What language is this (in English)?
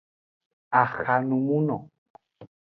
Aja (Benin)